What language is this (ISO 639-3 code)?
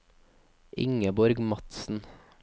nor